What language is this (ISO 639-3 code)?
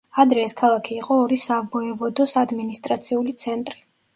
kat